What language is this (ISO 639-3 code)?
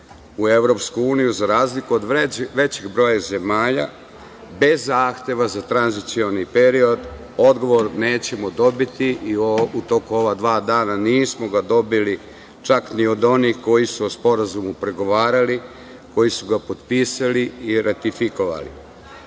srp